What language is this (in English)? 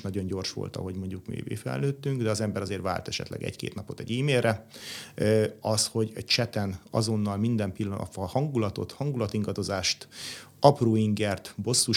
Hungarian